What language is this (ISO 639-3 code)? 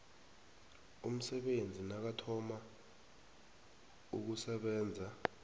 nbl